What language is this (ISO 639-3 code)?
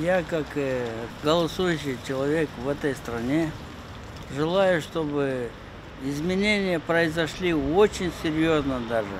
rus